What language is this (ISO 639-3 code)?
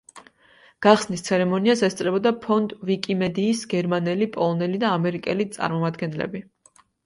kat